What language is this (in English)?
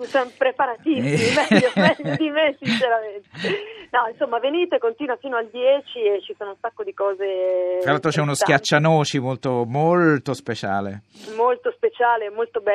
Italian